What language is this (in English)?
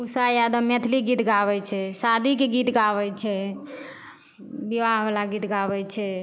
Maithili